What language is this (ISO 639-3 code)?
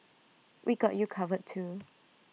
eng